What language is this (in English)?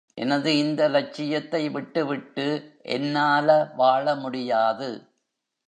Tamil